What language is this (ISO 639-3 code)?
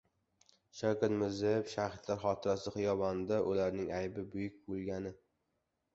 uzb